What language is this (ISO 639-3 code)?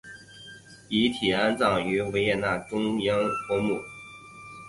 zho